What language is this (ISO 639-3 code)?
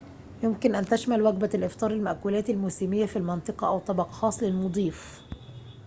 ara